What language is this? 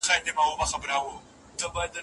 Pashto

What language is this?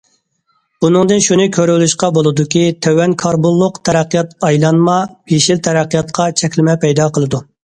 Uyghur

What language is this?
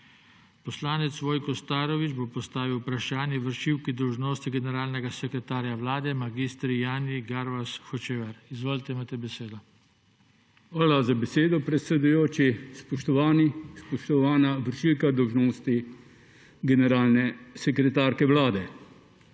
Slovenian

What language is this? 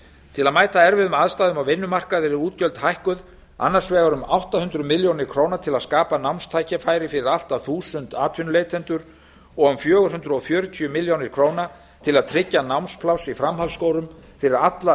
Icelandic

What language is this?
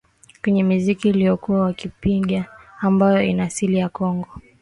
Swahili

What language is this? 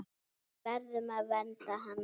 Icelandic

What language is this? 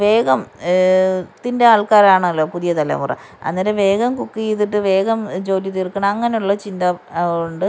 Malayalam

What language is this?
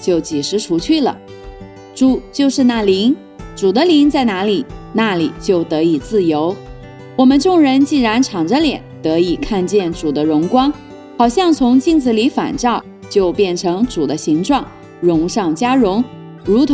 Chinese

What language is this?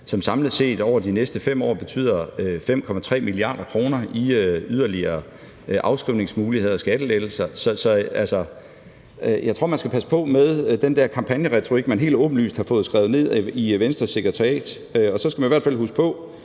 Danish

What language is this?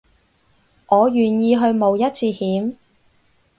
Cantonese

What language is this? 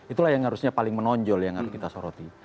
Indonesian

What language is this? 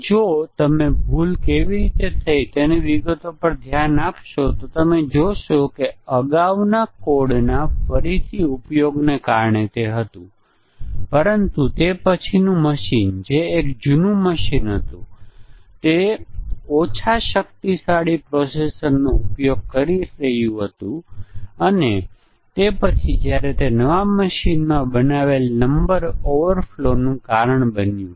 Gujarati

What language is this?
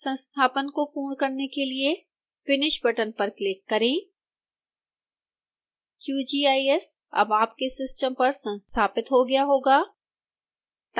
Hindi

